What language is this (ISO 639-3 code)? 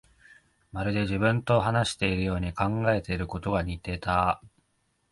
jpn